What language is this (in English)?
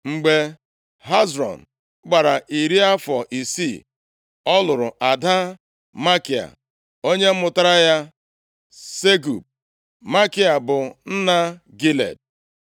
Igbo